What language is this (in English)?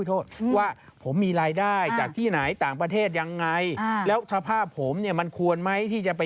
Thai